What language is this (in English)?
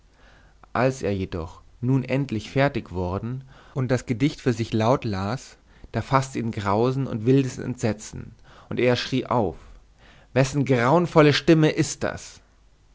German